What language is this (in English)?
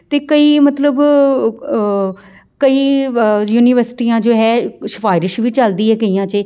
Punjabi